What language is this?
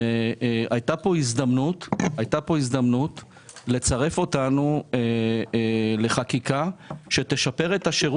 Hebrew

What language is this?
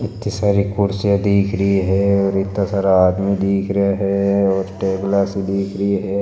Marwari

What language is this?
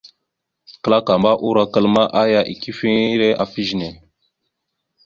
Mada (Cameroon)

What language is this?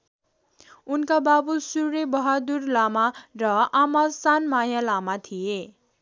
Nepali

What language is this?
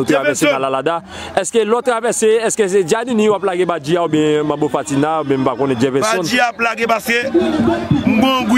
French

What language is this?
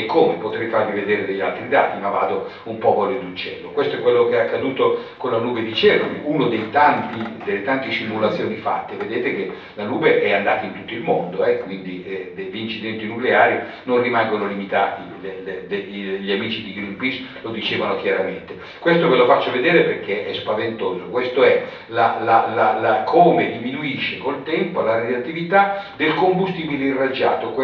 Italian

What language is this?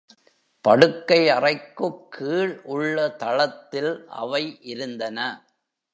Tamil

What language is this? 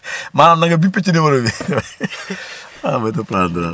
Wolof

